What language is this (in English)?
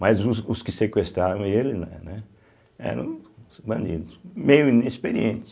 Portuguese